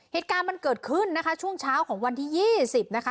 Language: Thai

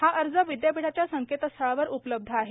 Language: Marathi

